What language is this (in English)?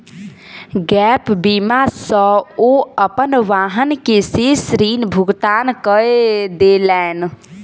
Maithili